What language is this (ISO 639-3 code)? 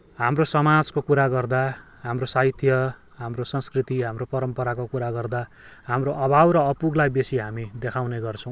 nep